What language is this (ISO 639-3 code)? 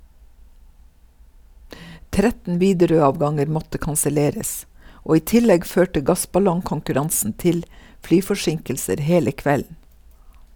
nor